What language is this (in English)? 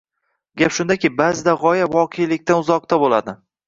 Uzbek